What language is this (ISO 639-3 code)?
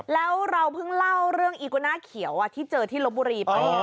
tha